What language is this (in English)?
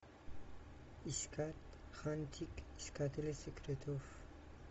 Russian